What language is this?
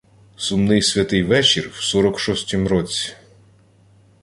Ukrainian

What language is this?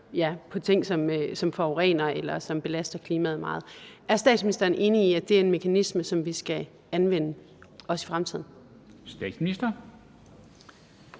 Danish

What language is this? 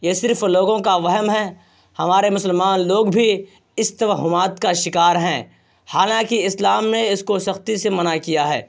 Urdu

